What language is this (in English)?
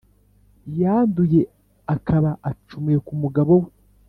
Kinyarwanda